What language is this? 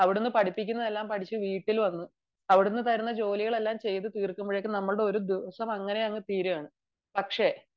Malayalam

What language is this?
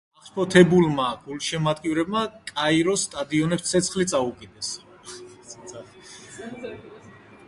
Georgian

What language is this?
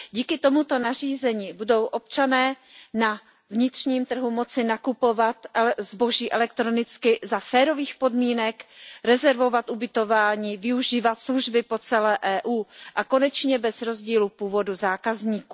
Czech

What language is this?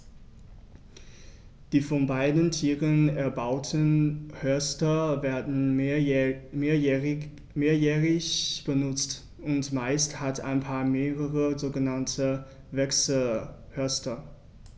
German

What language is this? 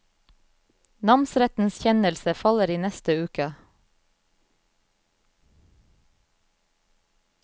Norwegian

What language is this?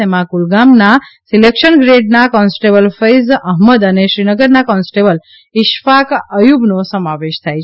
Gujarati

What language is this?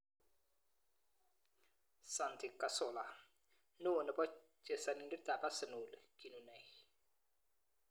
Kalenjin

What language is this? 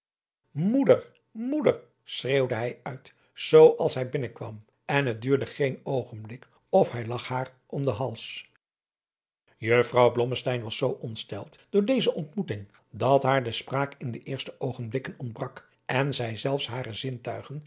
Dutch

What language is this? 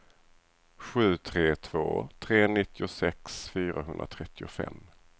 Swedish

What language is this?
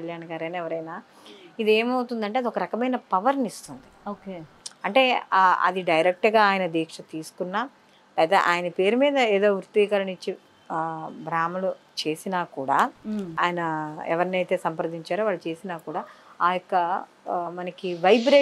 Telugu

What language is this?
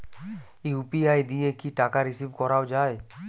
Bangla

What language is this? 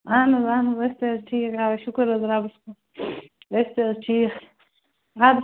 Kashmiri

